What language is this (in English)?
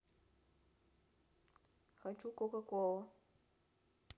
Russian